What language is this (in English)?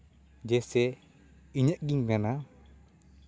Santali